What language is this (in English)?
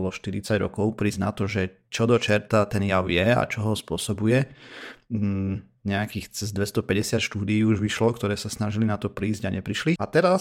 Slovak